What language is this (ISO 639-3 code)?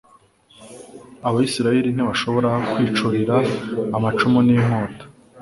kin